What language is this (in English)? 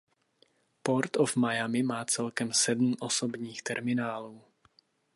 Czech